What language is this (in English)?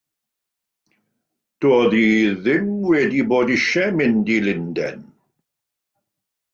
Welsh